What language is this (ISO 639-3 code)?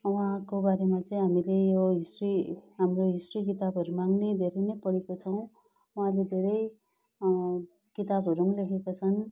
nep